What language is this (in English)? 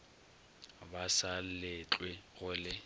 Northern Sotho